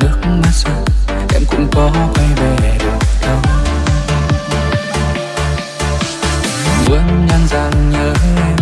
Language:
Vietnamese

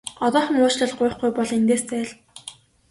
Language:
Mongolian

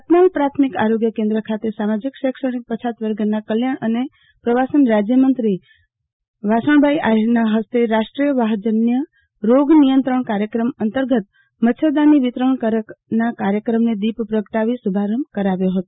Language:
Gujarati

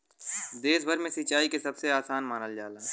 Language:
Bhojpuri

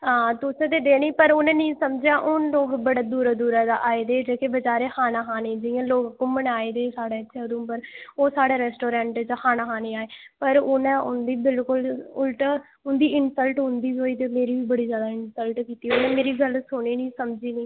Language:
Dogri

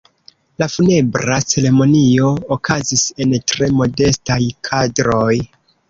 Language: Esperanto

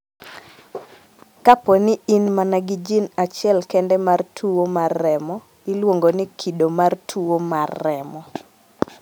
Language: Luo (Kenya and Tanzania)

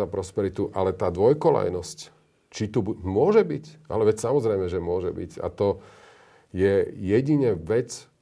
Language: Slovak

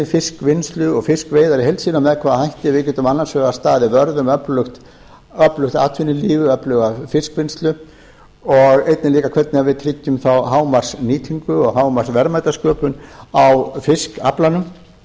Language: Icelandic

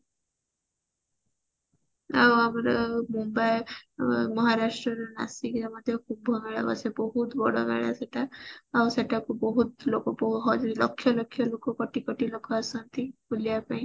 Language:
Odia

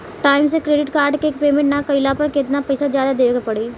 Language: Bhojpuri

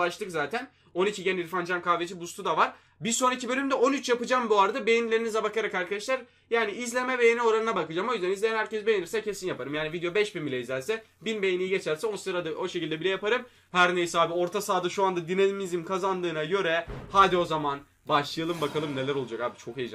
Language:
Turkish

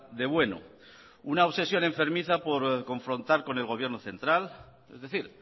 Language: Spanish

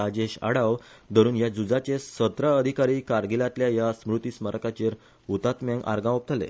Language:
Konkani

